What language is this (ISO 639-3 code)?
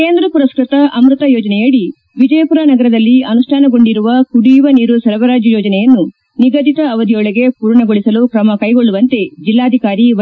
kan